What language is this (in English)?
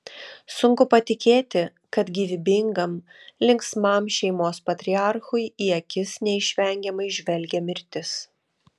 Lithuanian